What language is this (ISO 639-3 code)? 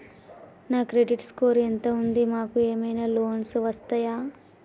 tel